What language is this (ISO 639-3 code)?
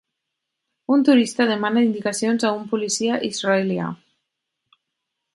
cat